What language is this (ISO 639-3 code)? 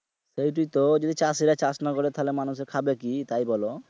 ben